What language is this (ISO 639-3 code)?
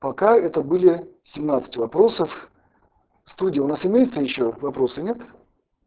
rus